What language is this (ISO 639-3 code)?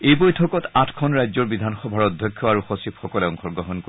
asm